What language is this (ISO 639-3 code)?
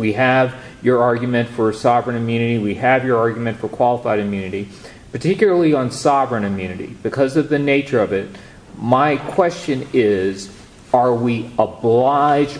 eng